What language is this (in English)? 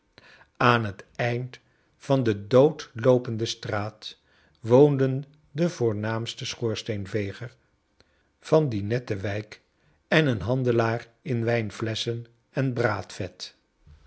Dutch